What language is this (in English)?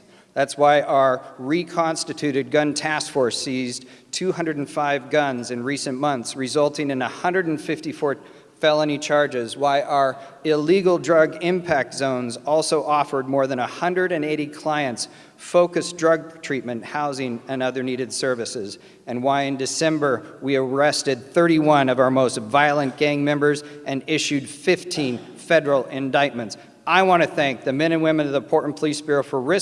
English